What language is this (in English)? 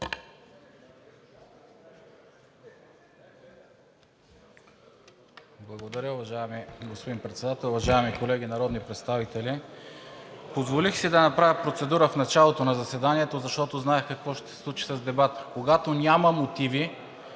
Bulgarian